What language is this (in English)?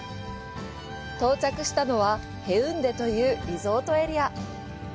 Japanese